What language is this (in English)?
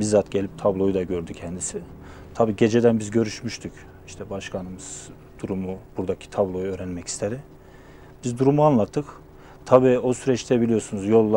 Turkish